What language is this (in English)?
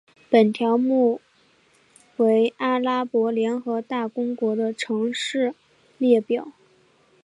Chinese